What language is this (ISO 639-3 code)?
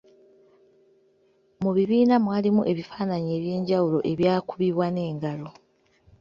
lug